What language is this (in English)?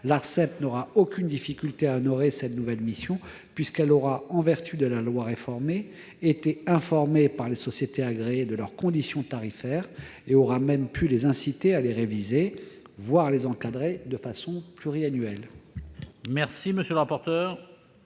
French